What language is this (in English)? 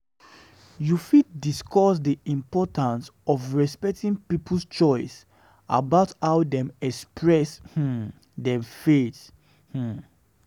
Nigerian Pidgin